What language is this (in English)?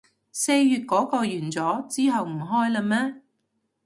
Cantonese